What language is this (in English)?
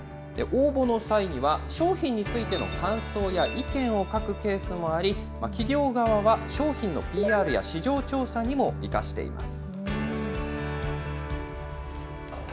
Japanese